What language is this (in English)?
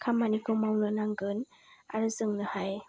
Bodo